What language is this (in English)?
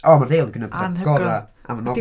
Welsh